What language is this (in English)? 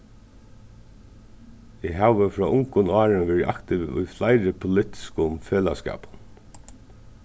Faroese